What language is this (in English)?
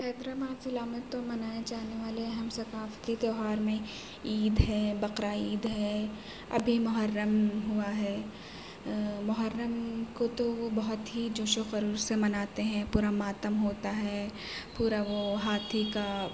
Urdu